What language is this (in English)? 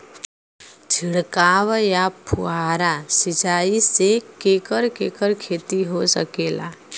Bhojpuri